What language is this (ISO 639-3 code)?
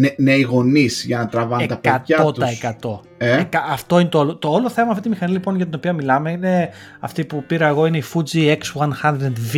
ell